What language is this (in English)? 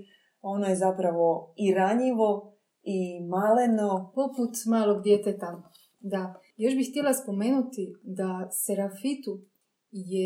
Croatian